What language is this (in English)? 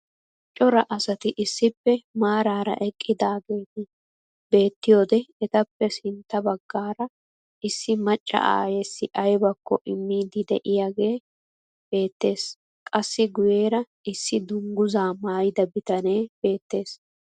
Wolaytta